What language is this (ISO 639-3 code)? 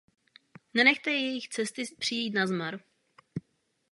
ces